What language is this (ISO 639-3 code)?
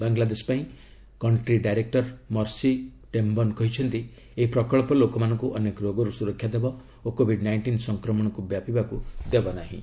ori